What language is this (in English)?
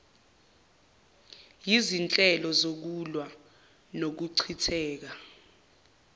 Zulu